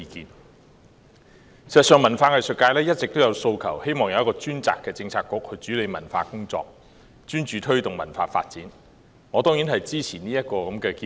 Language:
Cantonese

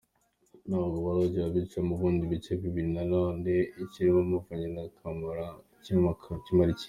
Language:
Kinyarwanda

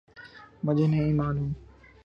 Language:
Urdu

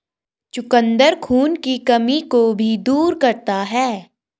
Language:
Hindi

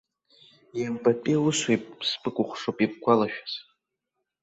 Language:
Abkhazian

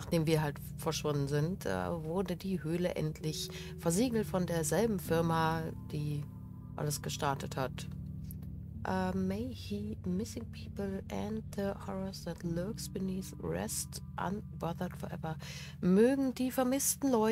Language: German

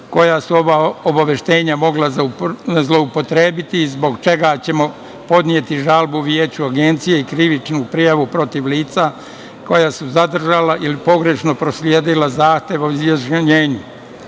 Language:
Serbian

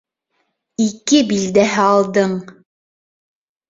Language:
Bashkir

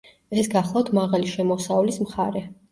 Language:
Georgian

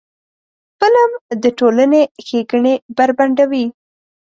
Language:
Pashto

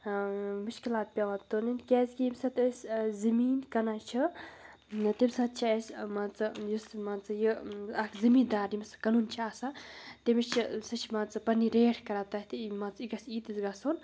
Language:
Kashmiri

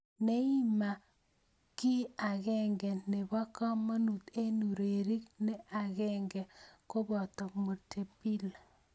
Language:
Kalenjin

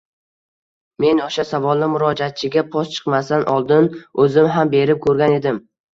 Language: Uzbek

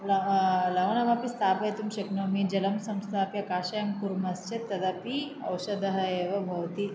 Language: Sanskrit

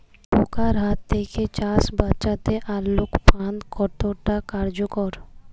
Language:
Bangla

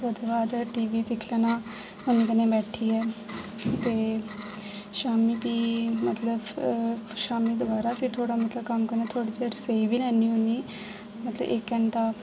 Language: Dogri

